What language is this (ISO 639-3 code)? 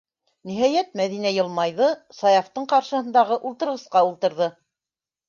bak